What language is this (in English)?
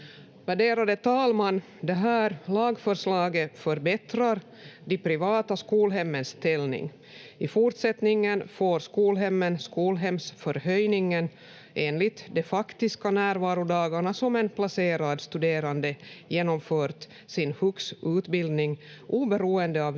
Finnish